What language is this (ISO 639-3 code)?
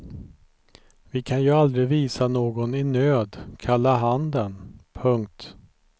swe